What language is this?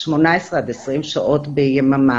Hebrew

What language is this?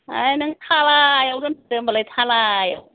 Bodo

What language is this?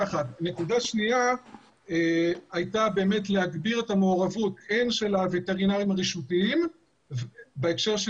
Hebrew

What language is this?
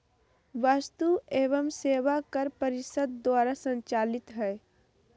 Magahi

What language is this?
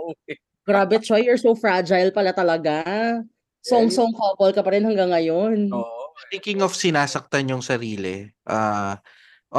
Filipino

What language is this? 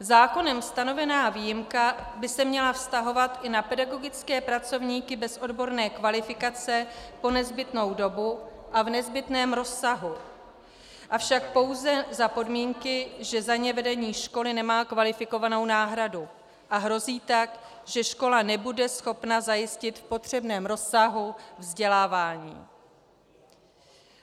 Czech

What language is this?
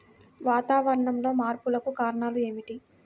Telugu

